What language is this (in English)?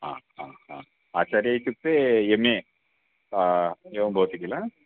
Sanskrit